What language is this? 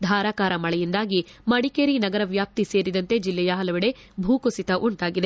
Kannada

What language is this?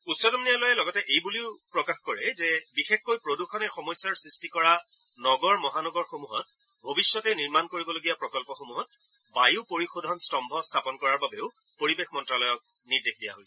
Assamese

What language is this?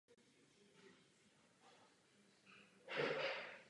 Czech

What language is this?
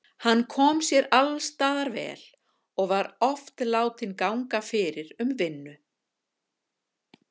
Icelandic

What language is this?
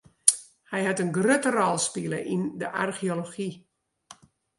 Western Frisian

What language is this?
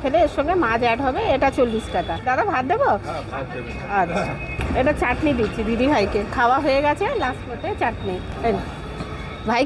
Bangla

